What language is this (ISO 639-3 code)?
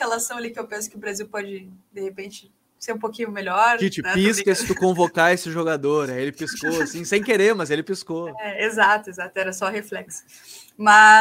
por